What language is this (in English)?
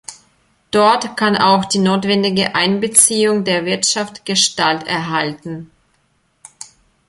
German